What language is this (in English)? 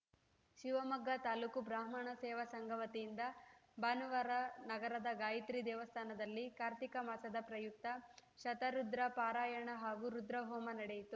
Kannada